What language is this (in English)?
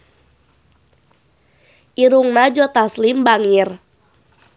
Sundanese